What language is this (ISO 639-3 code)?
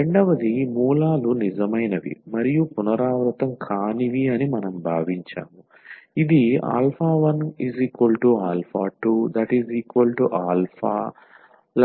tel